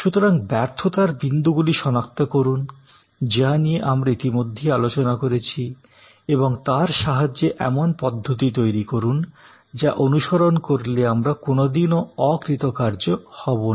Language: Bangla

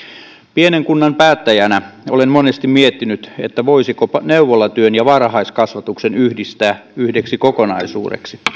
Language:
Finnish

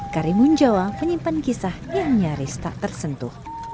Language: Indonesian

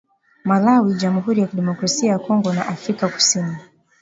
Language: Swahili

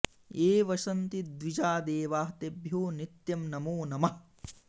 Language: Sanskrit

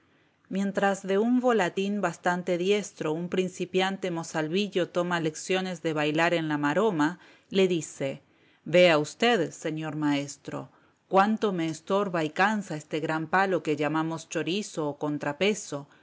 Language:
Spanish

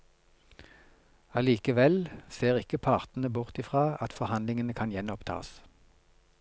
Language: Norwegian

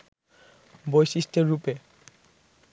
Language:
Bangla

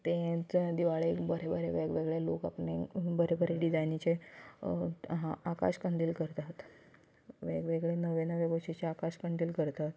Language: Konkani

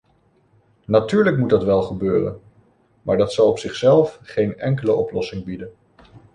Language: Dutch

